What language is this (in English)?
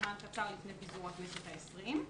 Hebrew